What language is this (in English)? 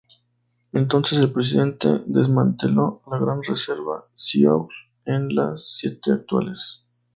Spanish